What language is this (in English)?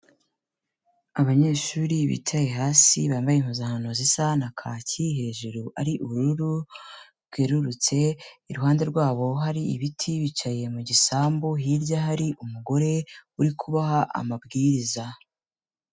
Kinyarwanda